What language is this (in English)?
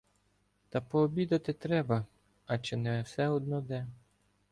Ukrainian